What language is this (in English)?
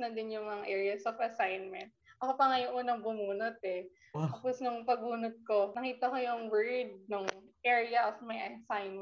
Filipino